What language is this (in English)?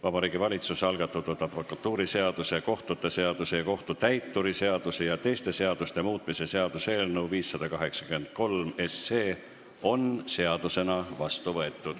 Estonian